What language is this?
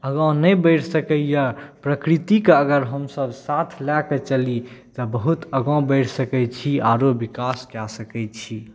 Maithili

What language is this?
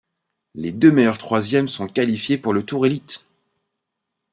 French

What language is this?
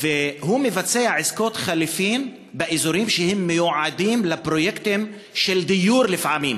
Hebrew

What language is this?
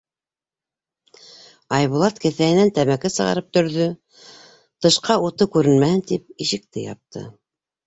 Bashkir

